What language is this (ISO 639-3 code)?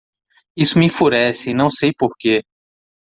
por